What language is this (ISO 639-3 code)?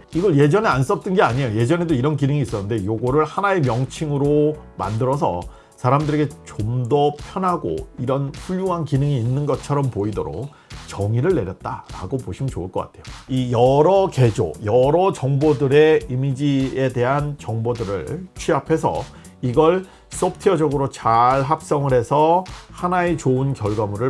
kor